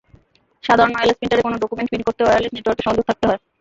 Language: Bangla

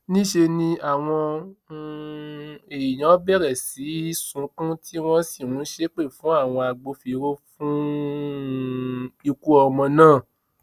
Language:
Yoruba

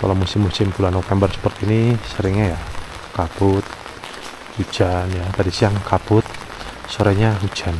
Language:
Indonesian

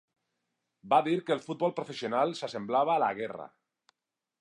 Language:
Catalan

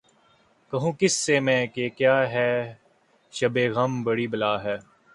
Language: Urdu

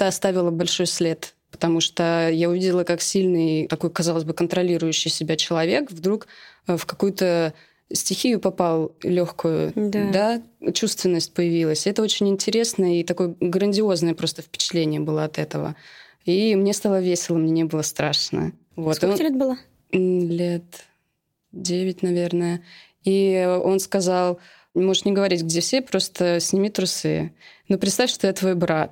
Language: Russian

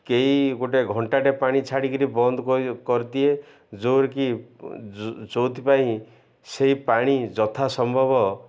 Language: Odia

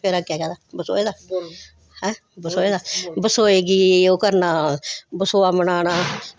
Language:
Dogri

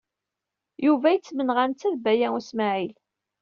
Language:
Kabyle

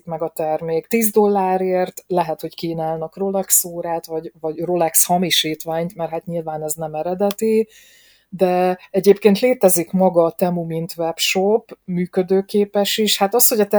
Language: Hungarian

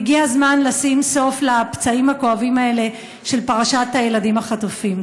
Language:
Hebrew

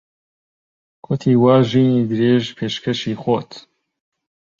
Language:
Central Kurdish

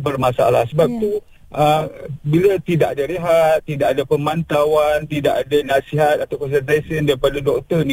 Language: Malay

